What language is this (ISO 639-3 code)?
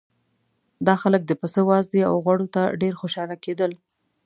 pus